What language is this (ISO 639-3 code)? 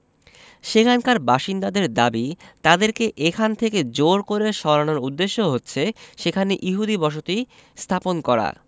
ben